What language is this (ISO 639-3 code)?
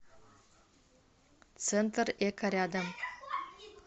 rus